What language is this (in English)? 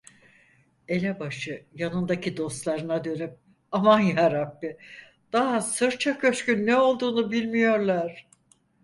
Turkish